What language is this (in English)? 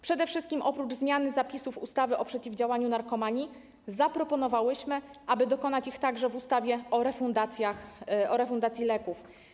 Polish